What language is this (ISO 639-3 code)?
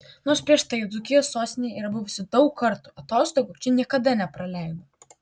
lit